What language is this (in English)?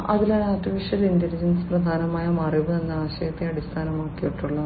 Malayalam